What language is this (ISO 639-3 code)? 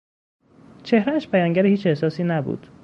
fas